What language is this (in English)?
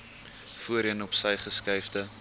Afrikaans